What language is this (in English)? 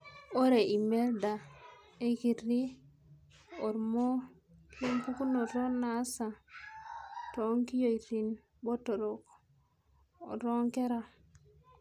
Masai